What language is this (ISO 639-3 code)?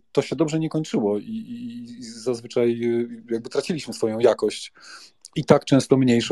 pol